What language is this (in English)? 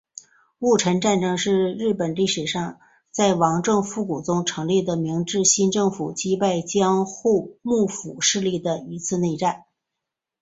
Chinese